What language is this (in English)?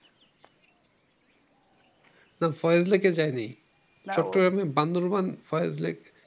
Bangla